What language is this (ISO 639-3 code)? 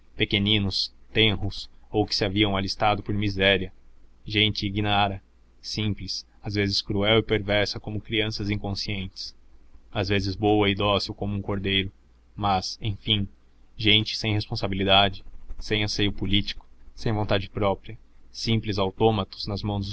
por